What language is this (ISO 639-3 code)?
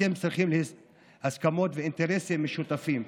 heb